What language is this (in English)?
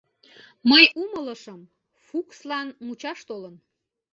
Mari